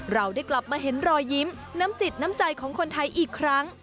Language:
Thai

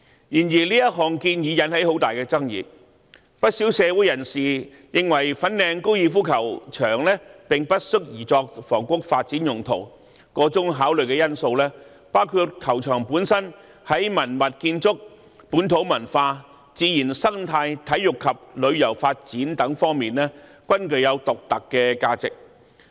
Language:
Cantonese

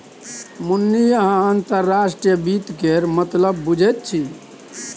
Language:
Maithili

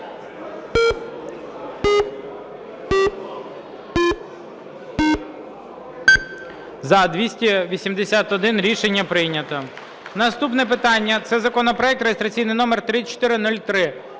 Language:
Ukrainian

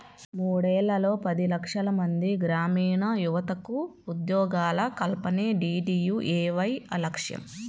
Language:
Telugu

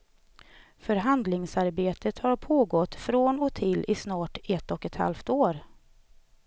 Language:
Swedish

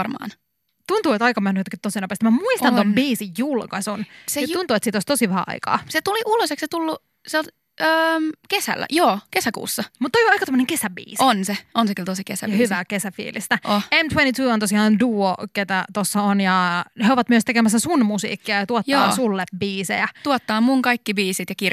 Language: Finnish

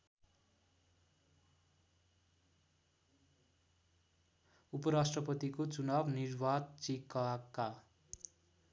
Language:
Nepali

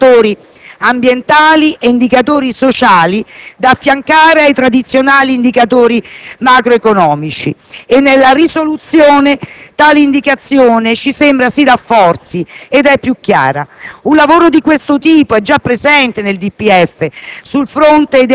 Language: Italian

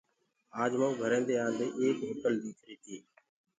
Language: Gurgula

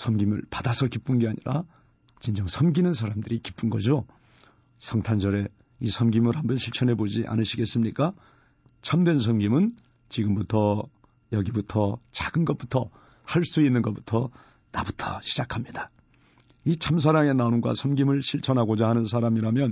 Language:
Korean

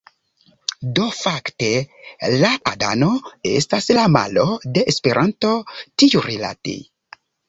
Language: Esperanto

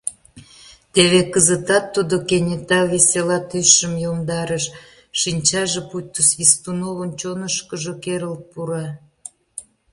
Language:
Mari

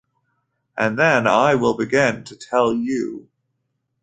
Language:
English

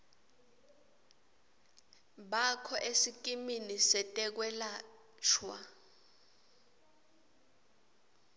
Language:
Swati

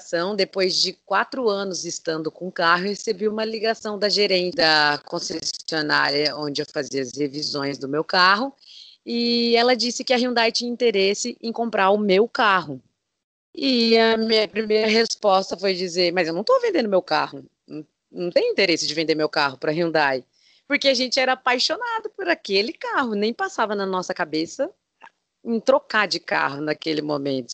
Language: Portuguese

